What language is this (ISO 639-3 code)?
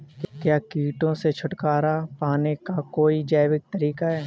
hin